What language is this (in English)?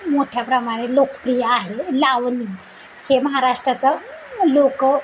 Marathi